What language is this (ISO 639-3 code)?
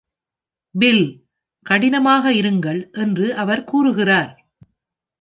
tam